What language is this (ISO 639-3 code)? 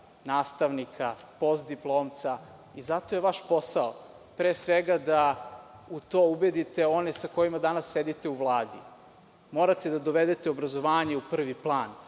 srp